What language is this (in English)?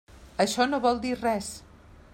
Catalan